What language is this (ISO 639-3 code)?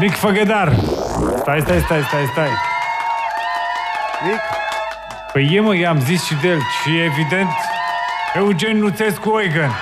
ron